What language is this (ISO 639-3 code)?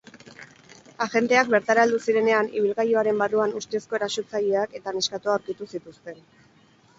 eus